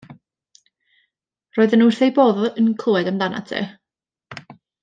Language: Welsh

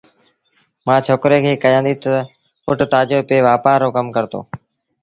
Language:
Sindhi Bhil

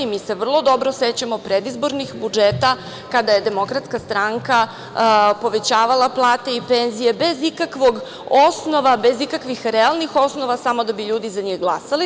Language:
Serbian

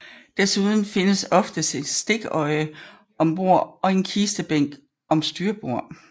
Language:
Danish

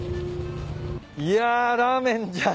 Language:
Japanese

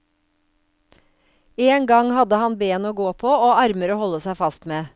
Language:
Norwegian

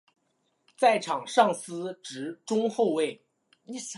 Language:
Chinese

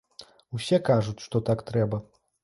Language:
Belarusian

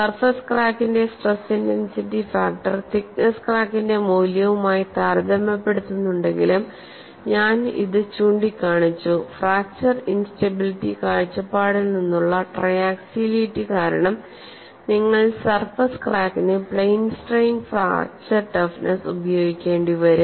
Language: Malayalam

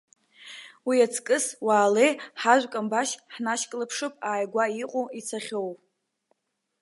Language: Abkhazian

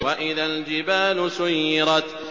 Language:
Arabic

